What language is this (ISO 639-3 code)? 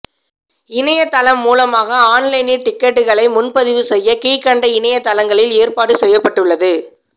tam